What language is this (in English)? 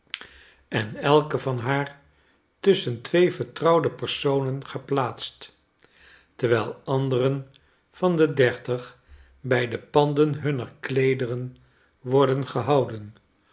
Dutch